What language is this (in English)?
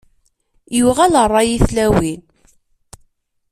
Kabyle